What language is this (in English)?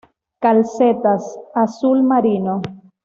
Spanish